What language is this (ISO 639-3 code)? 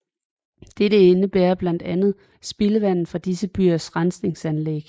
dan